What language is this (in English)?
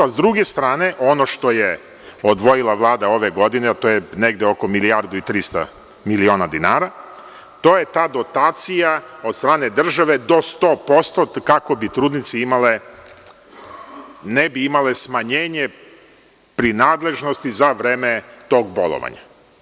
Serbian